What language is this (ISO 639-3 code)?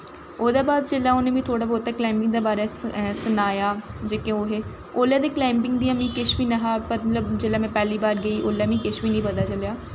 doi